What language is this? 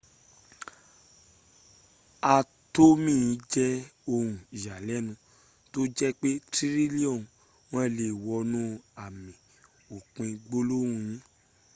Yoruba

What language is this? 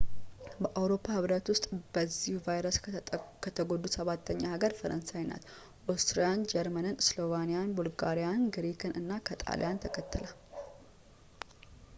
Amharic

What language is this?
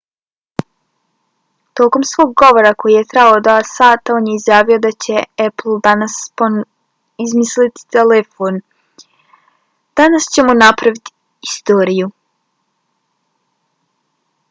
Bosnian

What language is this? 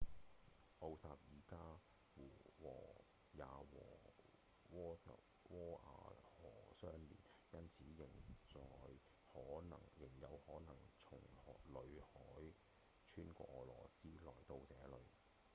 Cantonese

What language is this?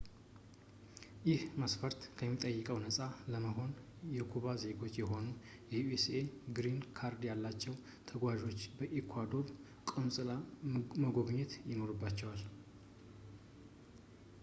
Amharic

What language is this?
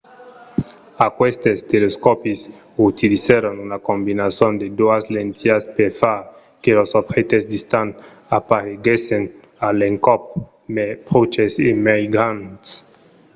Occitan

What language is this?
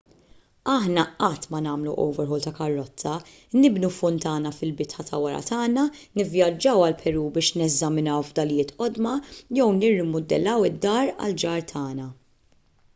Maltese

